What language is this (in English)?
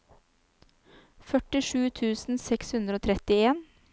Norwegian